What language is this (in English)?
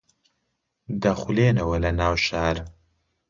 Central Kurdish